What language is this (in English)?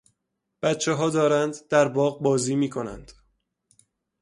Persian